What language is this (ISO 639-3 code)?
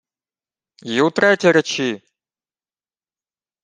ukr